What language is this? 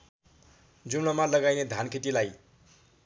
Nepali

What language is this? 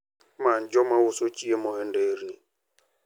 Luo (Kenya and Tanzania)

